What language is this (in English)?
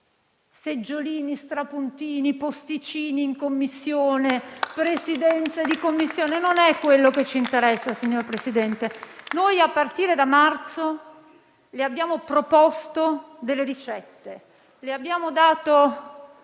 Italian